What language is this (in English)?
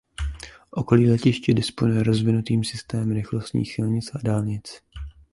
Czech